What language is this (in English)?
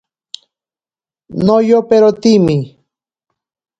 Ashéninka Perené